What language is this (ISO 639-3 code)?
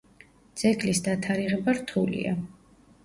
kat